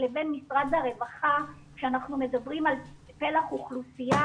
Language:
Hebrew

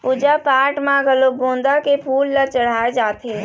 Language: Chhattisgarhi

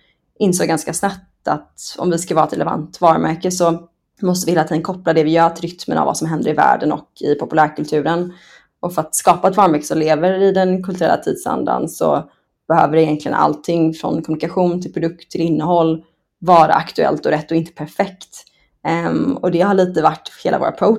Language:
Swedish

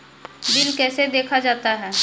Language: Maithili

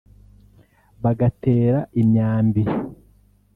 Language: Kinyarwanda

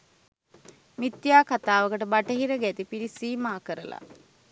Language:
Sinhala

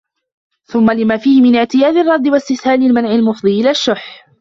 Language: Arabic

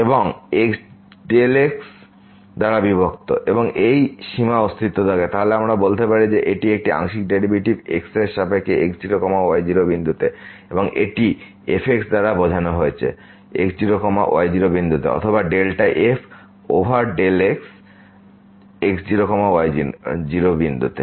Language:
Bangla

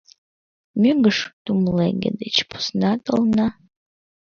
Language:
Mari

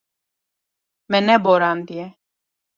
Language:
Kurdish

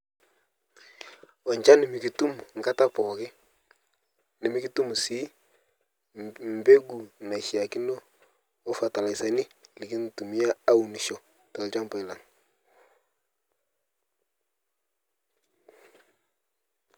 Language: Masai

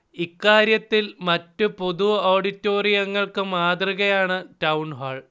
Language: Malayalam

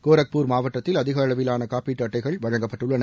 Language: Tamil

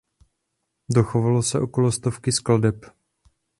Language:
Czech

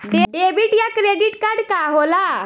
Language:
Bhojpuri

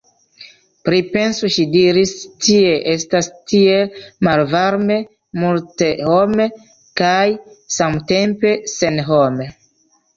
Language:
Esperanto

